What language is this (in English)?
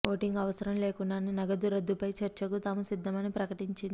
Telugu